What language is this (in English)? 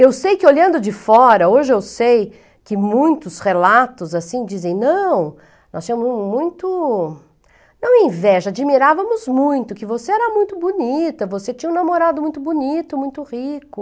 Portuguese